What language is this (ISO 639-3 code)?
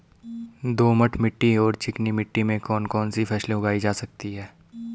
hin